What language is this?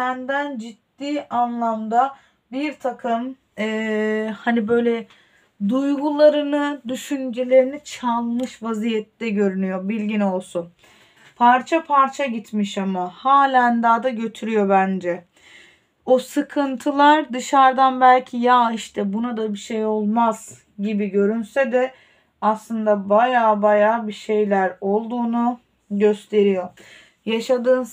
Turkish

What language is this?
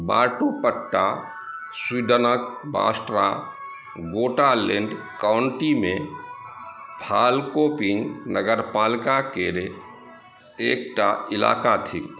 Maithili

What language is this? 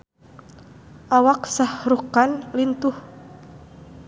Sundanese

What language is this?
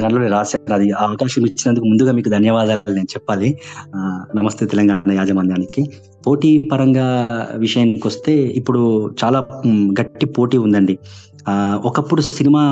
Telugu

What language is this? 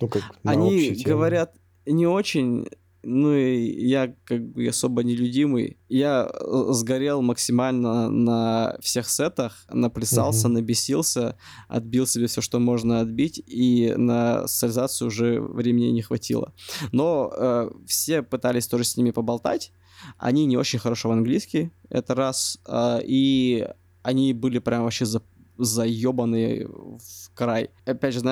Russian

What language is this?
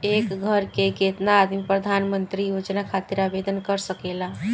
Bhojpuri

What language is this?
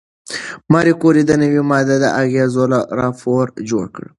Pashto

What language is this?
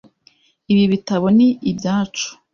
Kinyarwanda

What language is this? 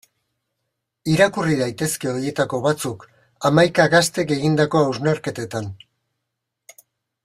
Basque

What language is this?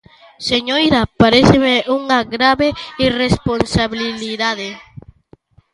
Galician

